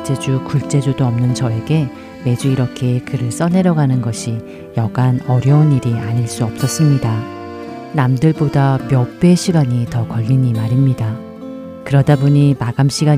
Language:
Korean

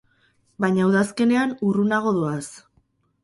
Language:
Basque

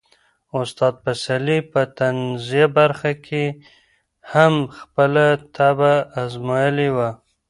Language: Pashto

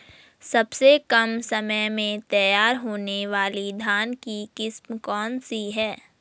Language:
Hindi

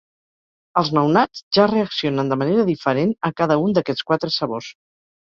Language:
Catalan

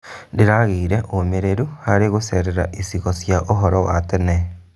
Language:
Kikuyu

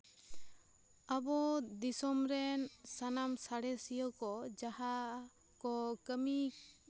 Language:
Santali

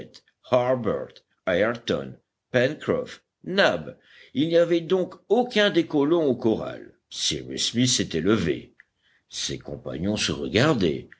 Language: French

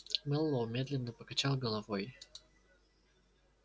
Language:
Russian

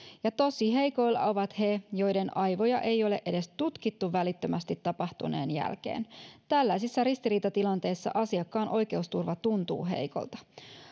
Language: Finnish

